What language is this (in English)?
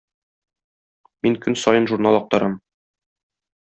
Tatar